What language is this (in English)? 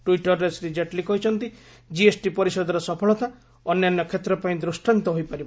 Odia